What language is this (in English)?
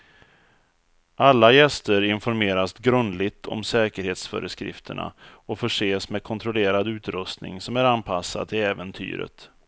Swedish